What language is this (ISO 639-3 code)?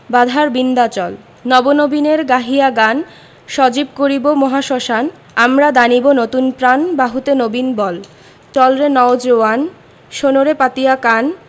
ben